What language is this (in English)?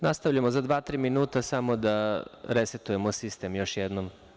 Serbian